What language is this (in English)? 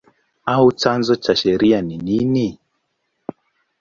Swahili